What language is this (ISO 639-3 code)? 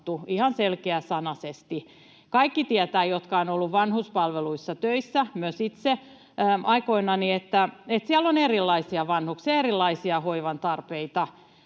fin